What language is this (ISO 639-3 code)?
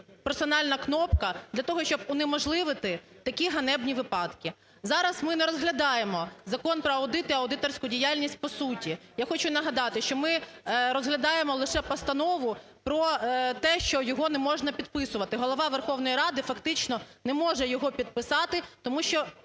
ukr